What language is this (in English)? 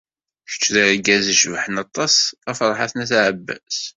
Kabyle